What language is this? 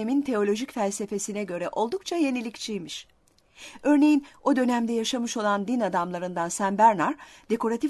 Turkish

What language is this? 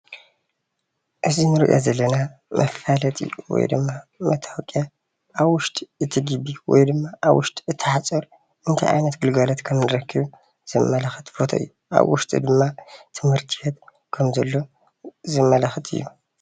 Tigrinya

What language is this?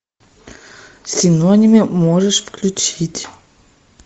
Russian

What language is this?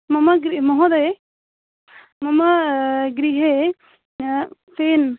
Sanskrit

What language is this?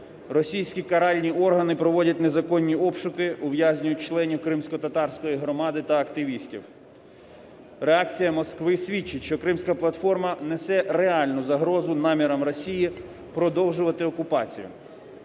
Ukrainian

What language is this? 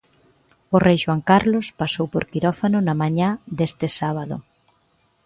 Galician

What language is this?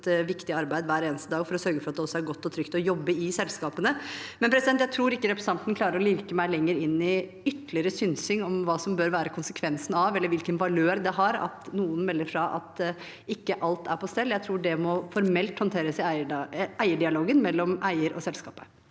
Norwegian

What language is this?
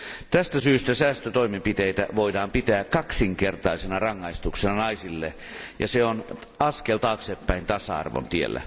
Finnish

